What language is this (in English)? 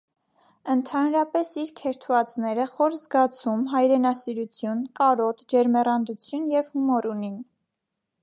Armenian